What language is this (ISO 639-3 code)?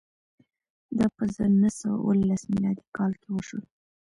pus